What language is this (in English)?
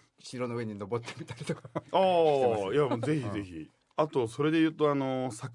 Japanese